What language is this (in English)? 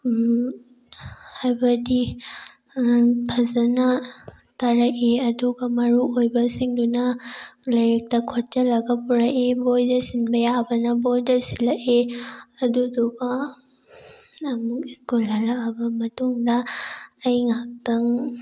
Manipuri